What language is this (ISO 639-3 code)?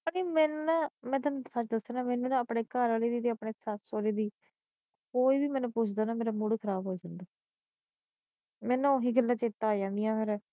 pan